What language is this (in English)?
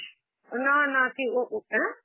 Bangla